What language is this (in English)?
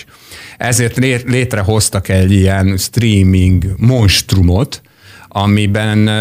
Hungarian